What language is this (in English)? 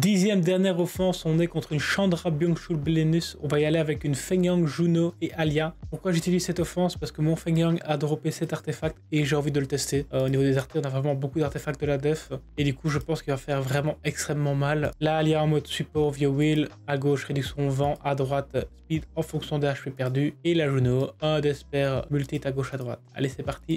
French